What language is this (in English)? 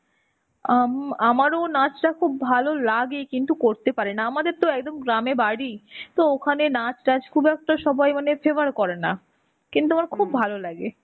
Bangla